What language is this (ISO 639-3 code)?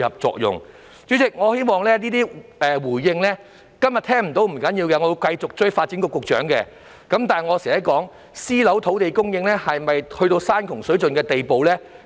yue